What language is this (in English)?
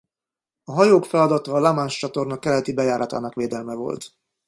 Hungarian